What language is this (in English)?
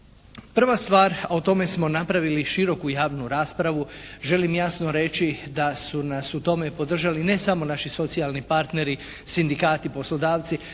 Croatian